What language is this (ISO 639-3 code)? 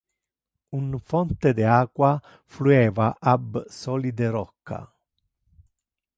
ina